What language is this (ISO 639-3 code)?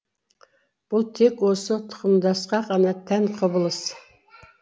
kaz